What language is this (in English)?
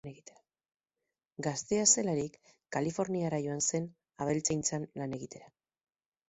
Basque